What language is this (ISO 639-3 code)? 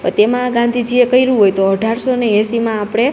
guj